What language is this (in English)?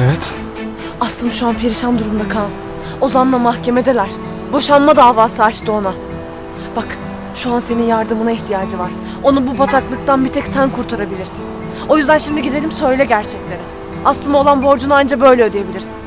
Turkish